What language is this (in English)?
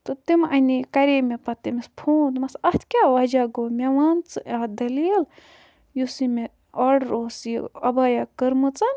Kashmiri